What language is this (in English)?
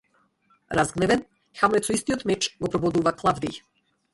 Macedonian